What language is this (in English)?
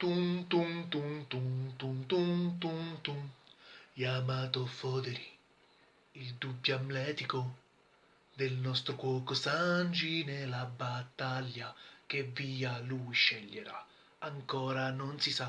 Italian